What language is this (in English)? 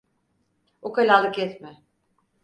Turkish